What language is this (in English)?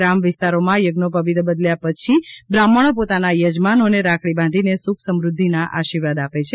Gujarati